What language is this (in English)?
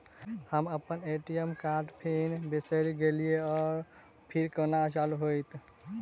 Maithili